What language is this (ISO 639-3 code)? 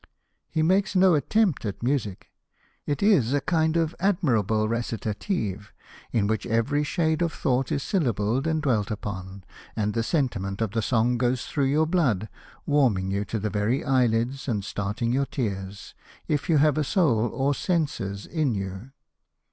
eng